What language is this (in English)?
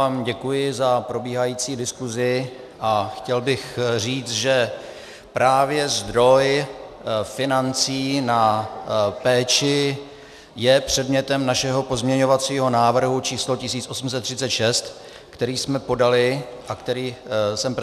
Czech